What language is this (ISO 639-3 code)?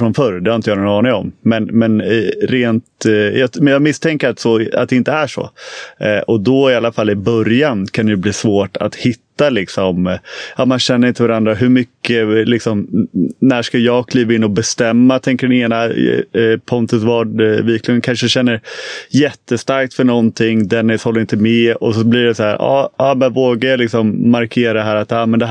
swe